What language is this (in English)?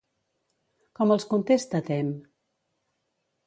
Catalan